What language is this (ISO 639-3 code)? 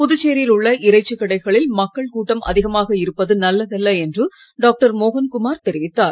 tam